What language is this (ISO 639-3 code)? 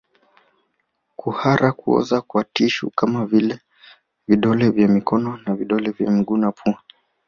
swa